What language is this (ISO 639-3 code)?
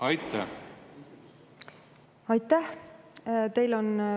est